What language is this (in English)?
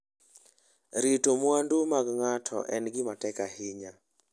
Luo (Kenya and Tanzania)